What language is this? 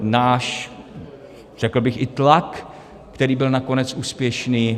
Czech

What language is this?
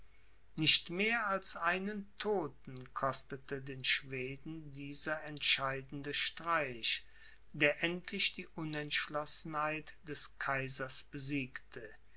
German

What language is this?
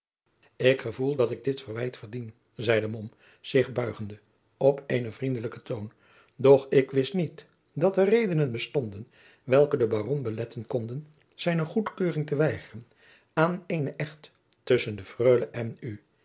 Dutch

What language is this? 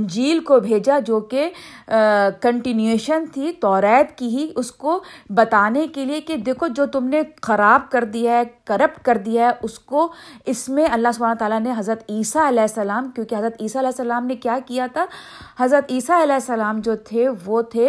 Urdu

